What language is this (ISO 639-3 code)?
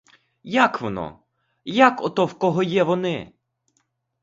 ukr